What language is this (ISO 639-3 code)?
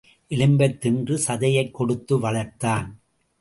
tam